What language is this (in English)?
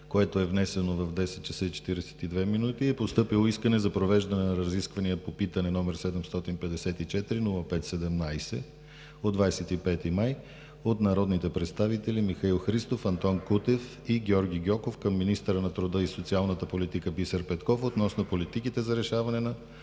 Bulgarian